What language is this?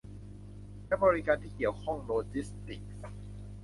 Thai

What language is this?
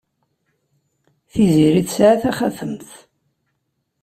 Kabyle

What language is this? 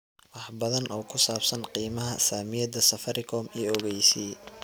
Somali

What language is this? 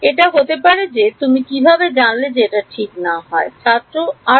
Bangla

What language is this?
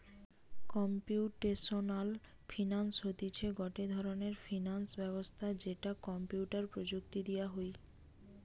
Bangla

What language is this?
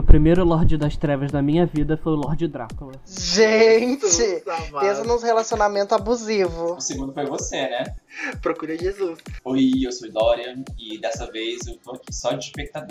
Portuguese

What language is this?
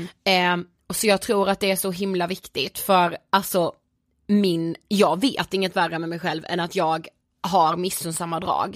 Swedish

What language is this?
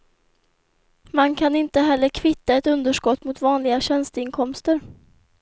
Swedish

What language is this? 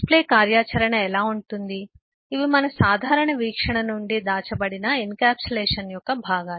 Telugu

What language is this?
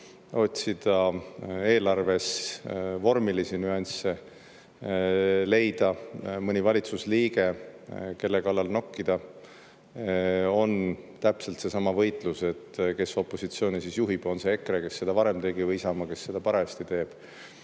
Estonian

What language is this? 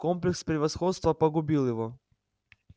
Russian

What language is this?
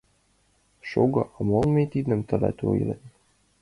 Mari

